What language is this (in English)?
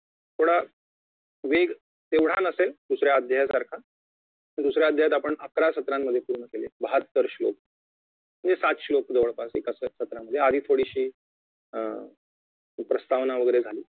Marathi